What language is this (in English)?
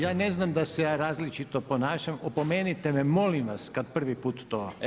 Croatian